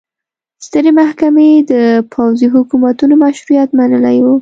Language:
Pashto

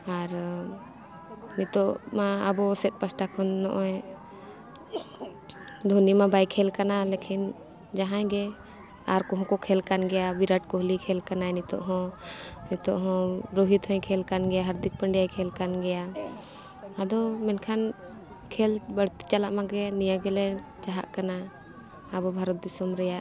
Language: Santali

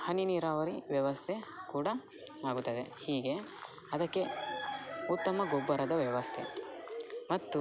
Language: Kannada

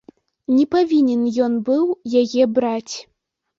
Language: Belarusian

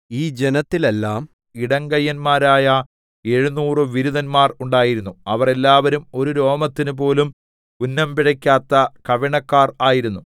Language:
Malayalam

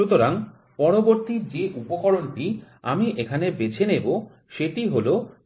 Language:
Bangla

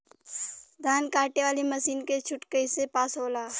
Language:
Bhojpuri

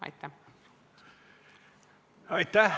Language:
Estonian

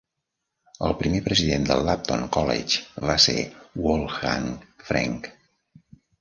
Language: Catalan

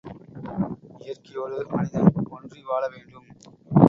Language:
Tamil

